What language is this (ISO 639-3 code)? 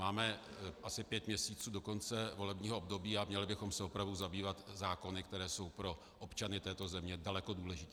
ces